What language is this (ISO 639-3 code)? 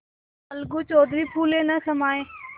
hin